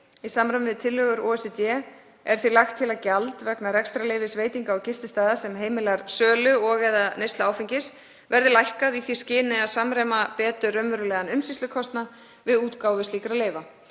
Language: Icelandic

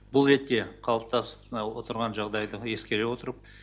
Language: Kazakh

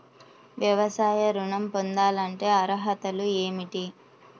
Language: Telugu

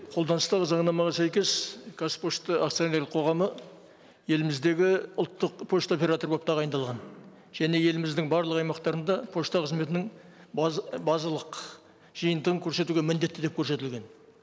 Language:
Kazakh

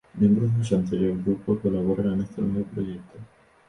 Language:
Spanish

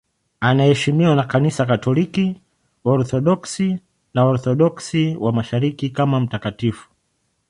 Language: Swahili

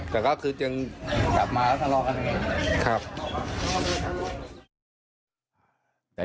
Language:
Thai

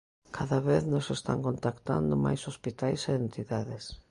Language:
Galician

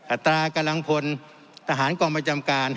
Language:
Thai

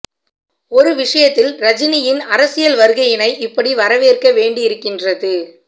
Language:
Tamil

